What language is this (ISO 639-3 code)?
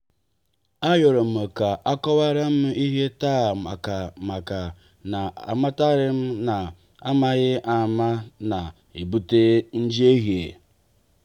ibo